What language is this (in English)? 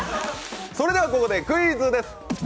Japanese